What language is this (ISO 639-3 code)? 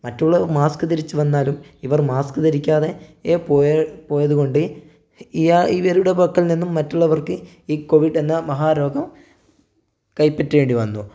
mal